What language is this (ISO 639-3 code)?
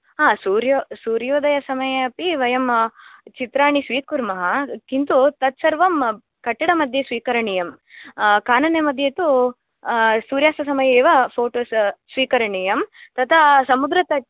san